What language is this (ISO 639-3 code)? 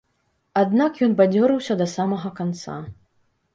bel